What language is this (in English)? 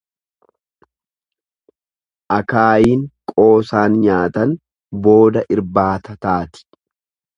Oromo